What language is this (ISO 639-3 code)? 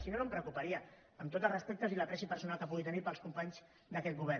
cat